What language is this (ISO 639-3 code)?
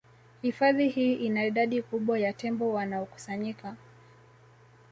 swa